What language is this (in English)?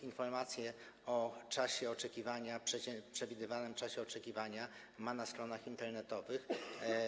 Polish